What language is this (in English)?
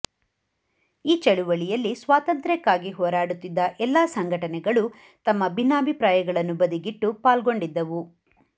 Kannada